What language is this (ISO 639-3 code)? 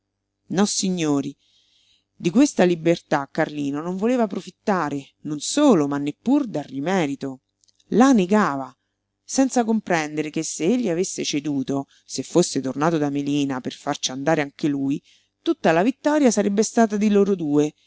ita